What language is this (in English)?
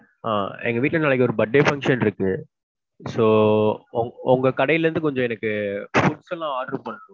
Tamil